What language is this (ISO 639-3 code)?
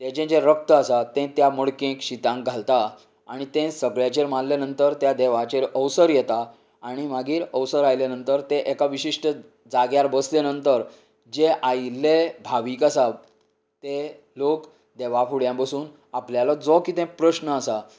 kok